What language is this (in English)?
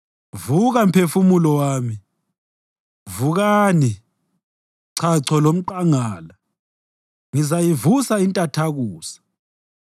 North Ndebele